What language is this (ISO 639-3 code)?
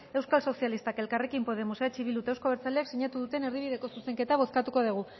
eus